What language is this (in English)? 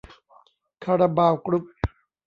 Thai